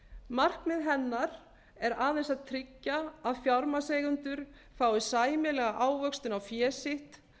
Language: Icelandic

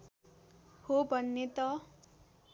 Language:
Nepali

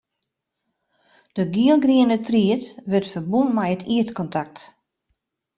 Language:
Western Frisian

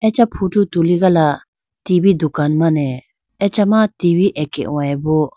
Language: Idu-Mishmi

